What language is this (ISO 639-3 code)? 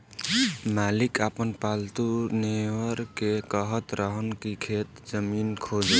bho